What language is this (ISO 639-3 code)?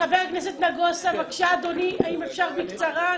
heb